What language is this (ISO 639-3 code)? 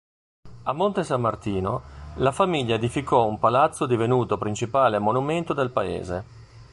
ita